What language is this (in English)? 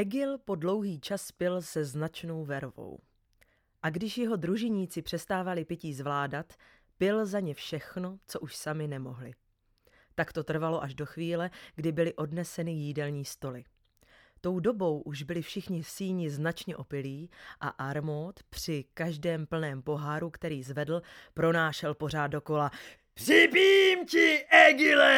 Czech